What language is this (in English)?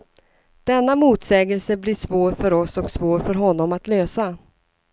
Swedish